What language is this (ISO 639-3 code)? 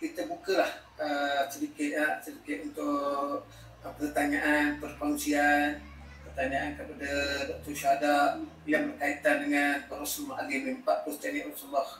msa